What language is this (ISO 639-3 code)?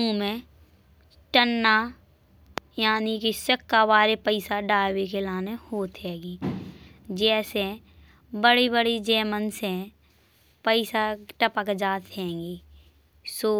bns